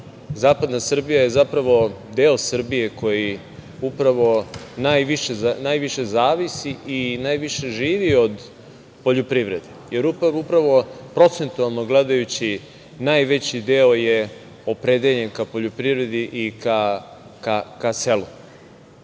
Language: Serbian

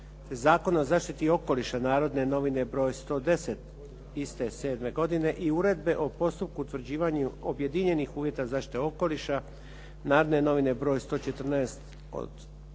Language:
Croatian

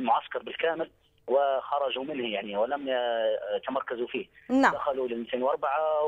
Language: Arabic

